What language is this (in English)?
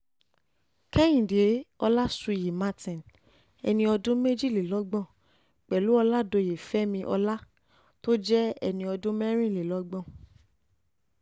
Yoruba